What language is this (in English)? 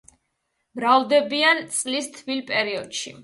Georgian